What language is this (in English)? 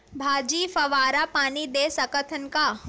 Chhattisgarhi